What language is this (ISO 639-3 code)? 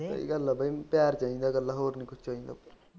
pan